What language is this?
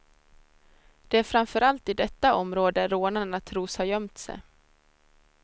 Swedish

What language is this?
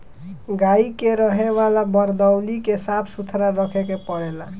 Bhojpuri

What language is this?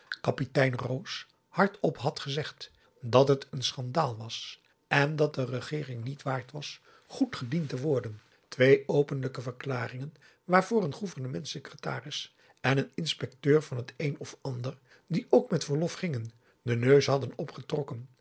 Dutch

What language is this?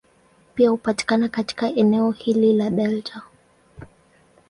Swahili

